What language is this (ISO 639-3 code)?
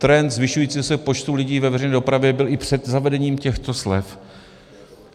ces